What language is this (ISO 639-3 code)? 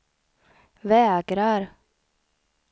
swe